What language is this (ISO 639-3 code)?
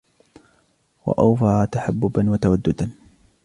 ara